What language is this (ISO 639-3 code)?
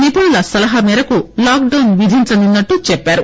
tel